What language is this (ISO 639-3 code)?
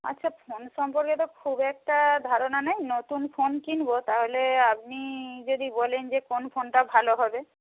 ben